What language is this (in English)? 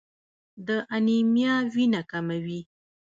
Pashto